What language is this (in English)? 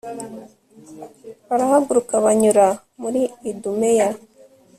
Kinyarwanda